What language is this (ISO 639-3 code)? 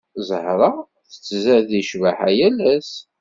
kab